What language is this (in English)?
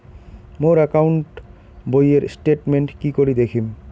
Bangla